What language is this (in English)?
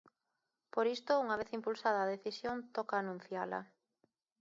Galician